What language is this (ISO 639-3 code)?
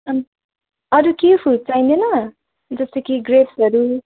nep